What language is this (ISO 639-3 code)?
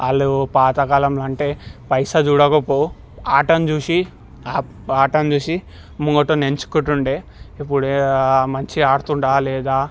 tel